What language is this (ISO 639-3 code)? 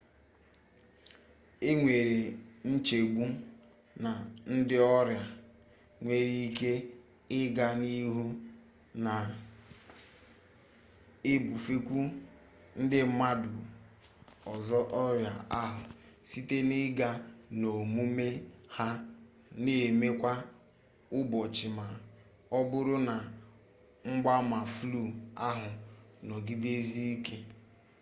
ibo